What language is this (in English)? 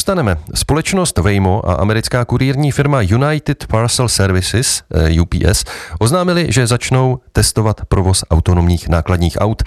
Czech